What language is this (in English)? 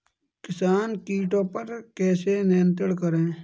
Hindi